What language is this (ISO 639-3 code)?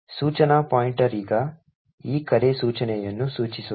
kan